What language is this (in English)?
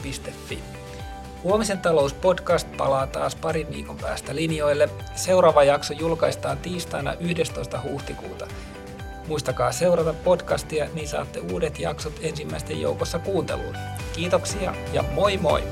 Finnish